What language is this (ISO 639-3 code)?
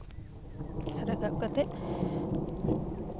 sat